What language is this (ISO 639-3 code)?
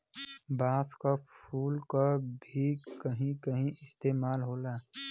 bho